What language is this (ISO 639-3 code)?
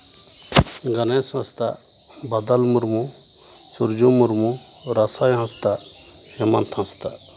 sat